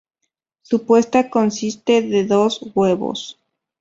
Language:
Spanish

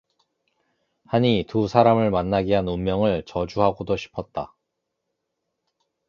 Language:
Korean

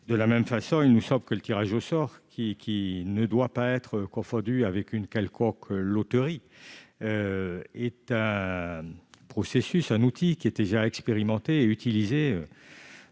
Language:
French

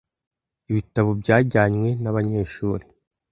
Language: Kinyarwanda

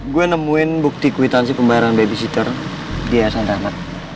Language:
Indonesian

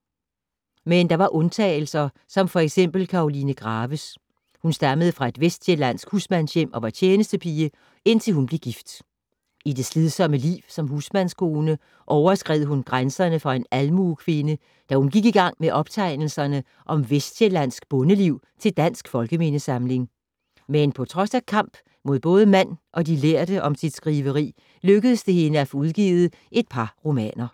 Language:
Danish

